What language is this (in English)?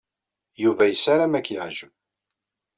Kabyle